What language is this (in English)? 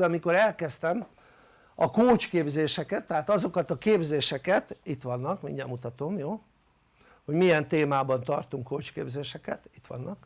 Hungarian